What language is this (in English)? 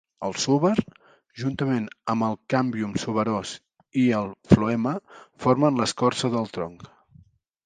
Catalan